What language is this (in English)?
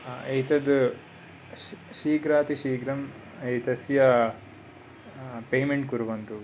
Sanskrit